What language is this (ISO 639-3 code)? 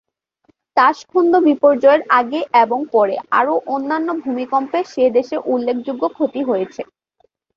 ben